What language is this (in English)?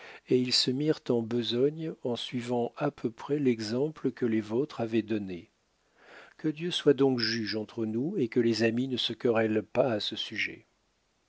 French